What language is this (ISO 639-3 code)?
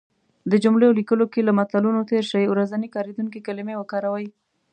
pus